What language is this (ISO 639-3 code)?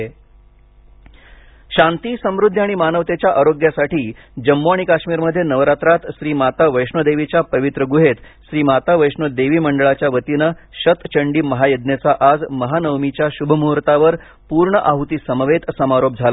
mar